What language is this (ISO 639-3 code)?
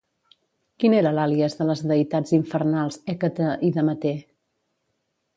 cat